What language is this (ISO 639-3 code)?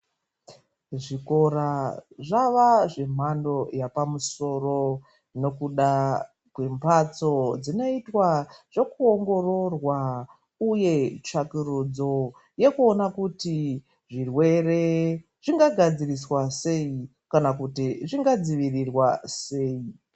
ndc